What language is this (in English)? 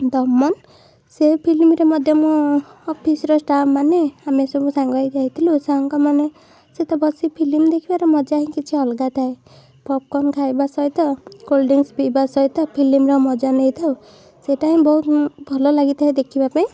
Odia